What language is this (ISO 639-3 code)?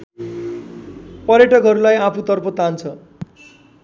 nep